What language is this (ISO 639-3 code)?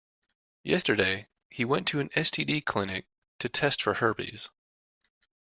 eng